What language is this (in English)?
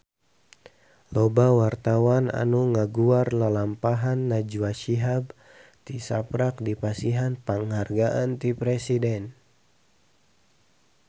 Sundanese